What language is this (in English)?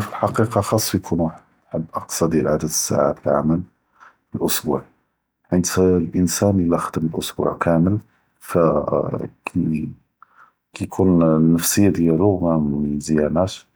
Judeo-Arabic